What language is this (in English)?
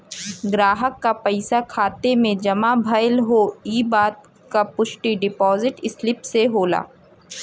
Bhojpuri